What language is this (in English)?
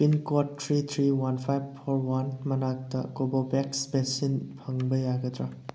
Manipuri